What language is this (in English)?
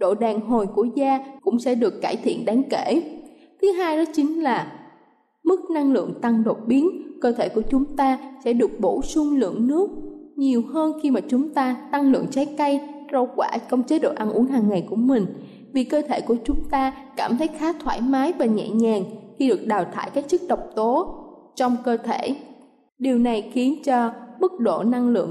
Vietnamese